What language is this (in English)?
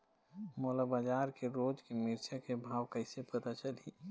Chhattisgarhi